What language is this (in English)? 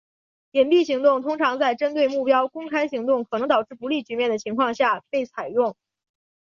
Chinese